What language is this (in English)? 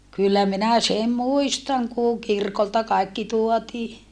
Finnish